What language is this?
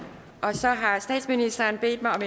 Danish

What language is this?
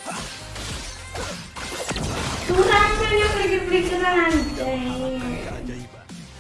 Indonesian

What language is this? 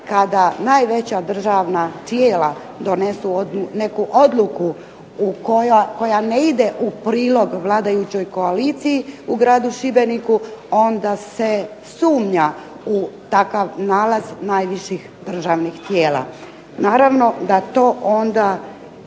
Croatian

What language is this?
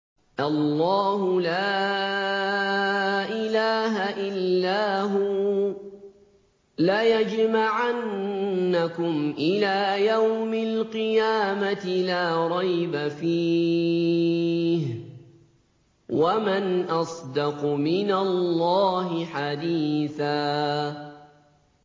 Arabic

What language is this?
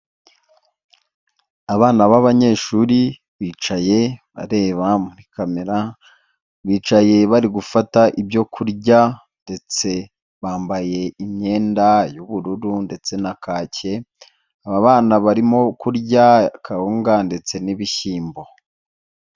Kinyarwanda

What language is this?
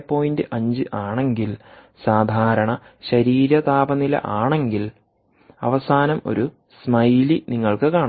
Malayalam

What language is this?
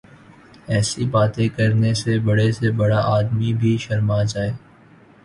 Urdu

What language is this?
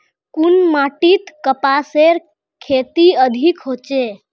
Magahi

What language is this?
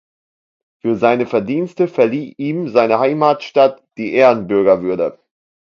German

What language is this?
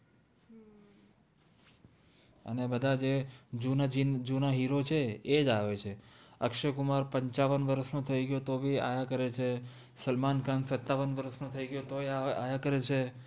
Gujarati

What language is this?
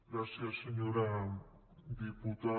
Catalan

